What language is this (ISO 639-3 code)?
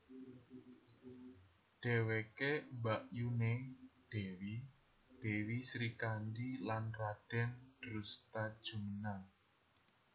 jav